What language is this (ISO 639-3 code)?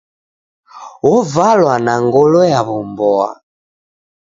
dav